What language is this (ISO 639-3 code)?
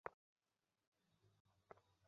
ben